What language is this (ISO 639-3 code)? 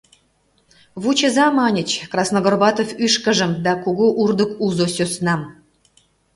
chm